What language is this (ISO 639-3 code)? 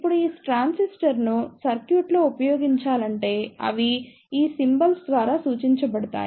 tel